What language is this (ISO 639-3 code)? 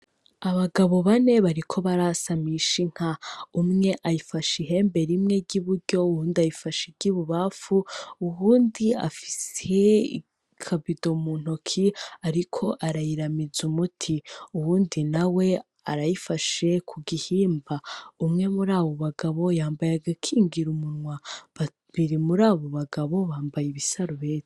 run